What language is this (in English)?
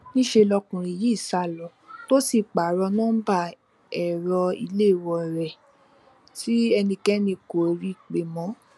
Yoruba